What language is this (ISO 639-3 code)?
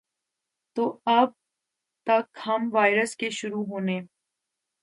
urd